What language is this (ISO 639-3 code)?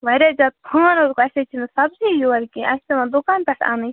kas